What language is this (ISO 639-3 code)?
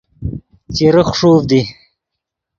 ydg